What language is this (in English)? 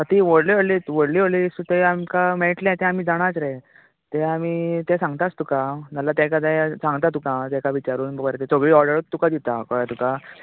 Konkani